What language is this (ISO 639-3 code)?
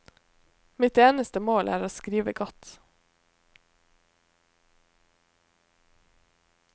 nor